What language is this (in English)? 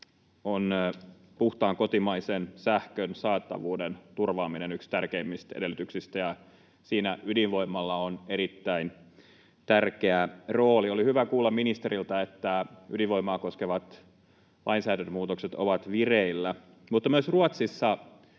Finnish